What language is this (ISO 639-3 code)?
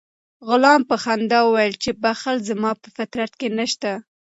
pus